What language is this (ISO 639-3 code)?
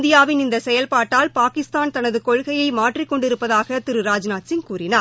tam